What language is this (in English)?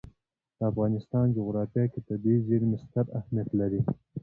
Pashto